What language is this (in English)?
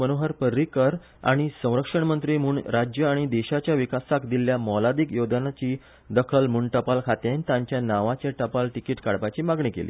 Konkani